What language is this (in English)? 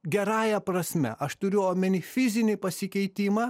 Lithuanian